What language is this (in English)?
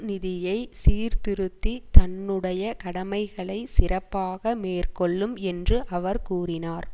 Tamil